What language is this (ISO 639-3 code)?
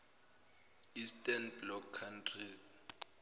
zul